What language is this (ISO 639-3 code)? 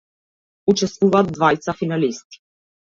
mkd